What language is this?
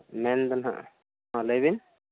Santali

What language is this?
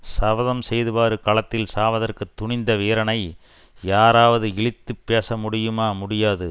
Tamil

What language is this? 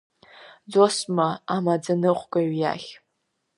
Abkhazian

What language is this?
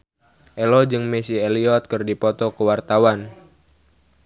Sundanese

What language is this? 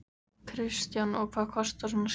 Icelandic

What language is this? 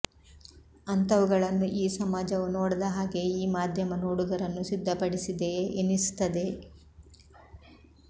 Kannada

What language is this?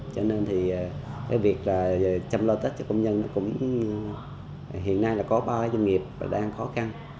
Vietnamese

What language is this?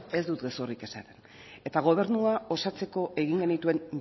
Basque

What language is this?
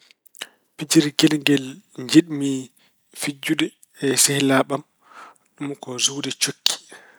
Fula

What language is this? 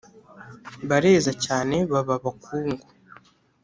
Kinyarwanda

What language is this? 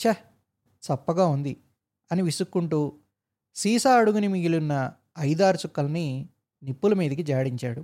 Telugu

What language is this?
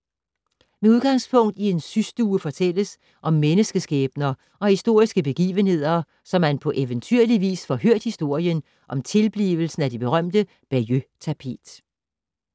Danish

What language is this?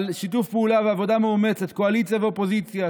Hebrew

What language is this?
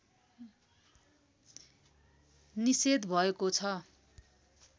Nepali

